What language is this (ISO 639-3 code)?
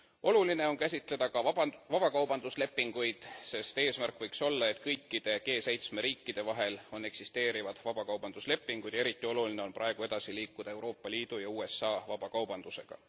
est